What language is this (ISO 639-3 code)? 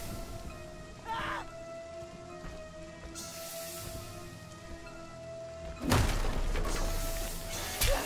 spa